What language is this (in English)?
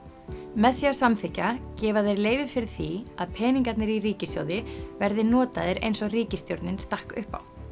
Icelandic